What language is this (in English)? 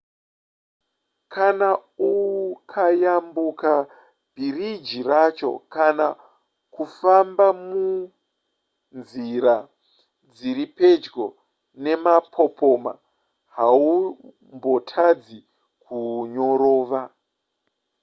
Shona